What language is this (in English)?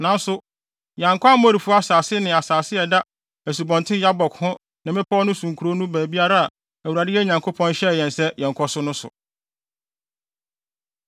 Akan